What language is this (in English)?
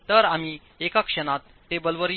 Marathi